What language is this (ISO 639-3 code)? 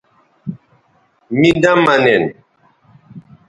btv